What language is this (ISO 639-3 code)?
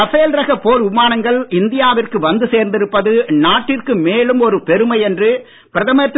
tam